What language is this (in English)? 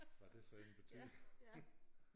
Danish